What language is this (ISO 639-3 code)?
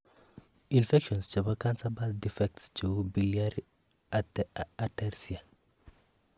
kln